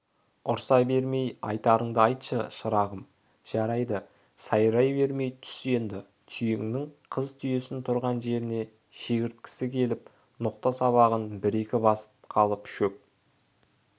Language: Kazakh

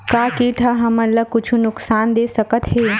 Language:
Chhattisgarhi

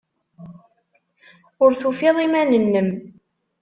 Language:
Kabyle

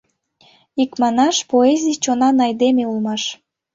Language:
Mari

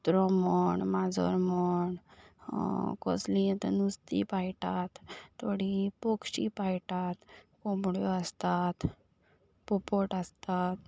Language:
Konkani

